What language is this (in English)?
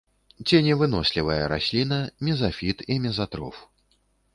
Belarusian